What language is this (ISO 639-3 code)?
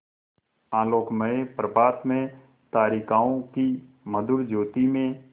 hin